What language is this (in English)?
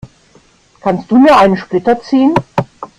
German